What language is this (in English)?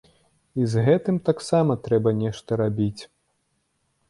Belarusian